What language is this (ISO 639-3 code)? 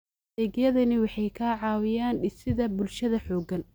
som